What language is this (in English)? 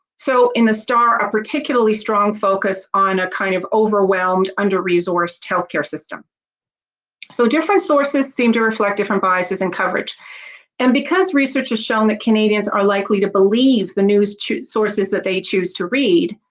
English